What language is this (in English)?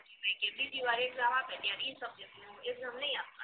Gujarati